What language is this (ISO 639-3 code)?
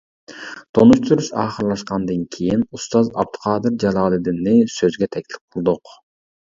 uig